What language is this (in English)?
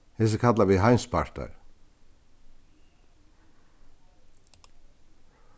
Faroese